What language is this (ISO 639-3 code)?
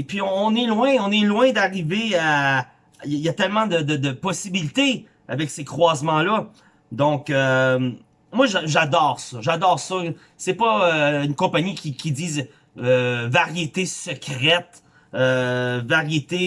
fra